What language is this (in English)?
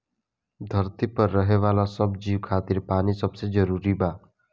Bhojpuri